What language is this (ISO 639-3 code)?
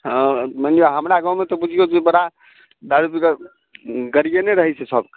mai